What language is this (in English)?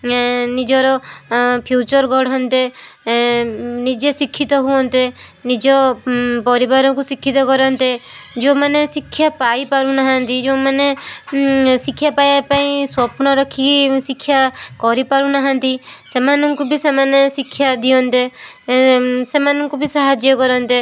Odia